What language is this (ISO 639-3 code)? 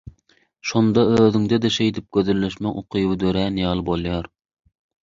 tuk